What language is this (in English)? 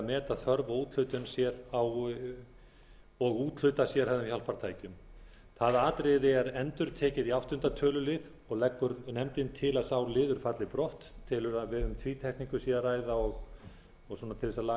Icelandic